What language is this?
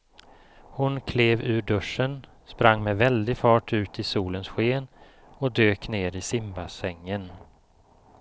Swedish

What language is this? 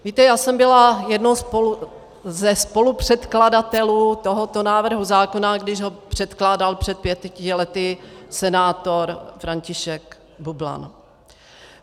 Czech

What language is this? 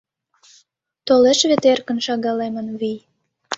Mari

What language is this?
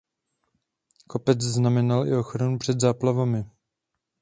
Czech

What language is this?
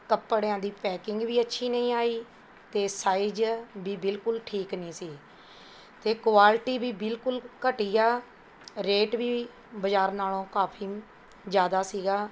Punjabi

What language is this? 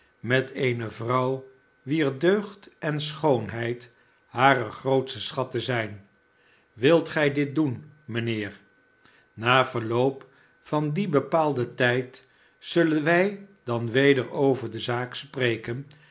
Dutch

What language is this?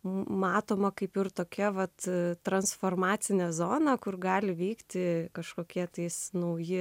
Lithuanian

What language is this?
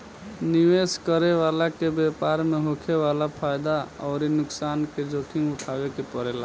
Bhojpuri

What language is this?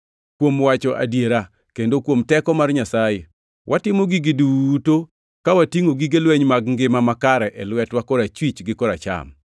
Luo (Kenya and Tanzania)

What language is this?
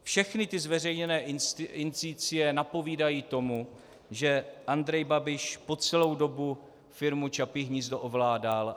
Czech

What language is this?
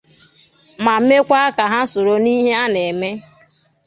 Igbo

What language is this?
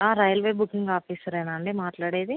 Telugu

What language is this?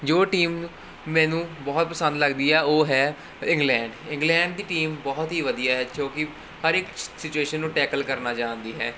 Punjabi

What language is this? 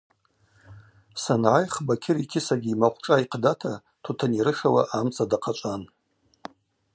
Abaza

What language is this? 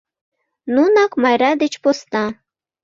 Mari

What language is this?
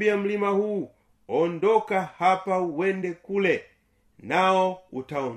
Swahili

